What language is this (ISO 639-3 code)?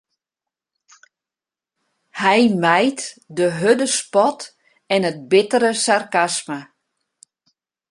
fry